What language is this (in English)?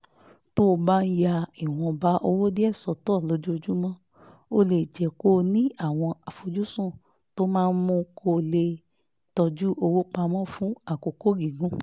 Yoruba